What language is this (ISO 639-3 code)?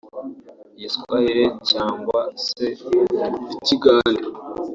kin